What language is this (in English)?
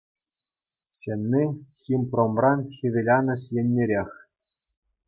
Chuvash